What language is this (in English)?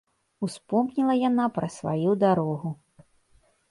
Belarusian